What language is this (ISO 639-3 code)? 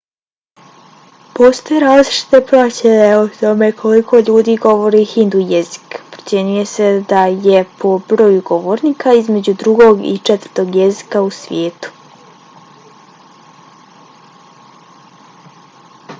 bos